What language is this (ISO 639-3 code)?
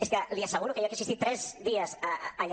cat